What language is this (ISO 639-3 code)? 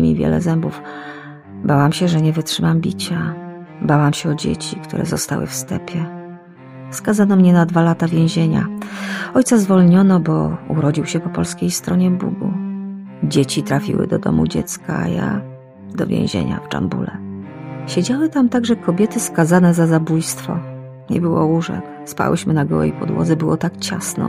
pol